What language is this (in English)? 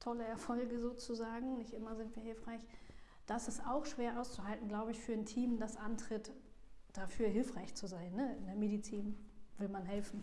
German